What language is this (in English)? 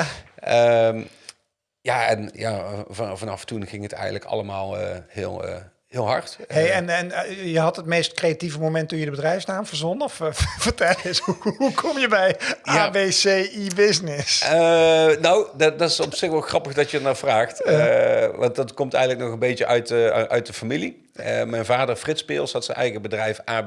Dutch